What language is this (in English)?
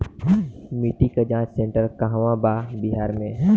Bhojpuri